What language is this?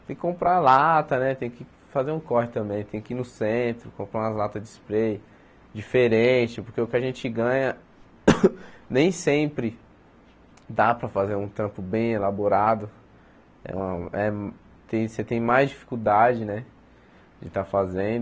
Portuguese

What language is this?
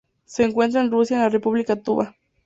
Spanish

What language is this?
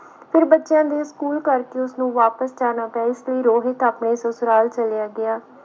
Punjabi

